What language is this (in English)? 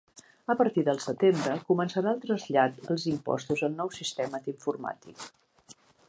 Catalan